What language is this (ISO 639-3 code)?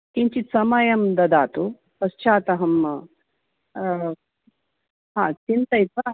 san